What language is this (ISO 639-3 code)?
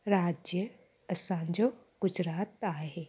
snd